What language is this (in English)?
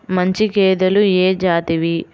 Telugu